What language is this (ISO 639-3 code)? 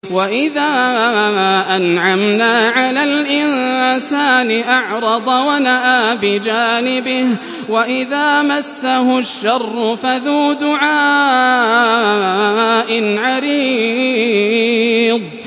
ara